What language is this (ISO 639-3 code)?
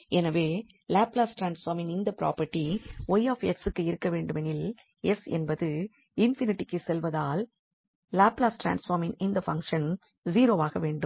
tam